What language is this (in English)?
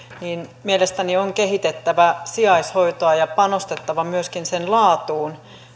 Finnish